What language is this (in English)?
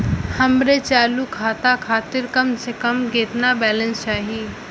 Bhojpuri